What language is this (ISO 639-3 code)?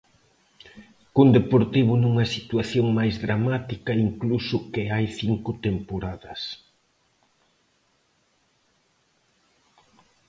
glg